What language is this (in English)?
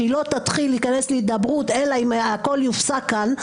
Hebrew